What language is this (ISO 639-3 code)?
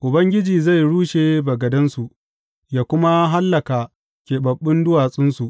hau